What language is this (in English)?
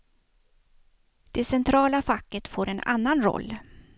Swedish